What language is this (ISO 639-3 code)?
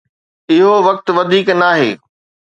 snd